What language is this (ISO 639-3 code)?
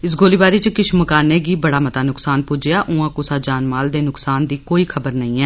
doi